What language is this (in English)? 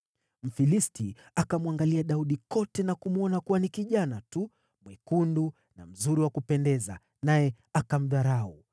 Swahili